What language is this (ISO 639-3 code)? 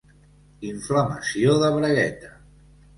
cat